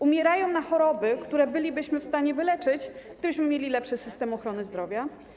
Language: Polish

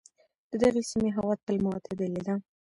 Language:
Pashto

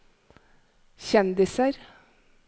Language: Norwegian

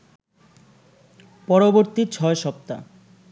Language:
Bangla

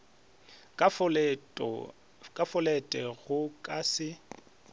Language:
Northern Sotho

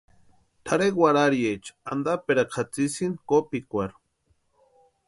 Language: Western Highland Purepecha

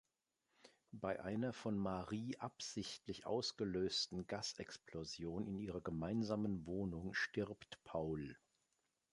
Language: German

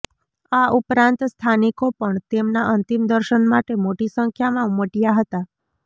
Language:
Gujarati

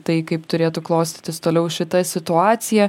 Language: Lithuanian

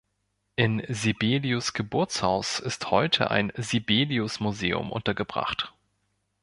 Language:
German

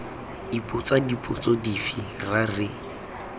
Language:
Tswana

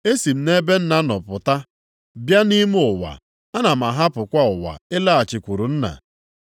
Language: Igbo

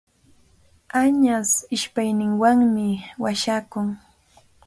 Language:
Cajatambo North Lima Quechua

